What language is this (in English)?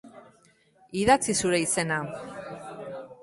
Basque